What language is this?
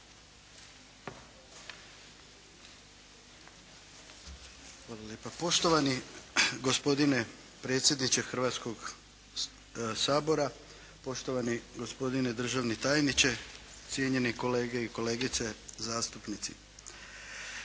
Croatian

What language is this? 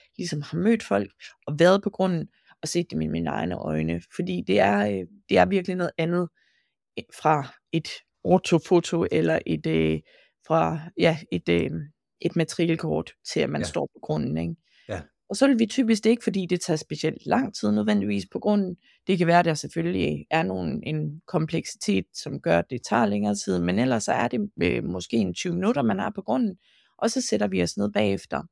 Danish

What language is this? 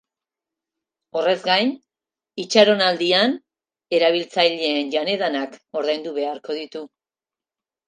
Basque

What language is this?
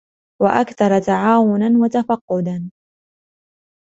Arabic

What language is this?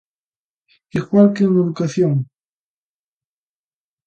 Galician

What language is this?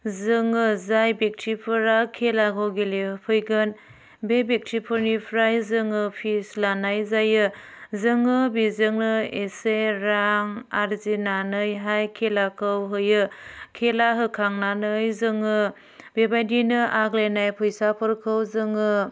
Bodo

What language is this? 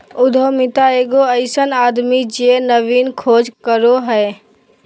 Magahi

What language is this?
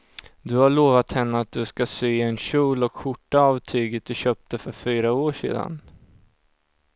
Swedish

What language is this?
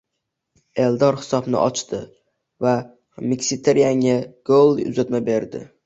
Uzbek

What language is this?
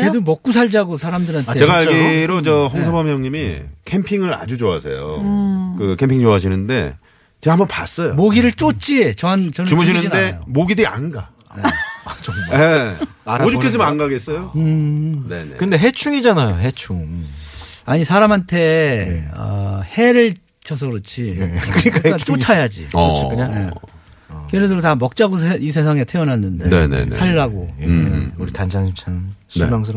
Korean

